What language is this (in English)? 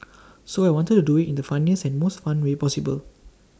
English